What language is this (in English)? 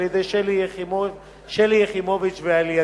Hebrew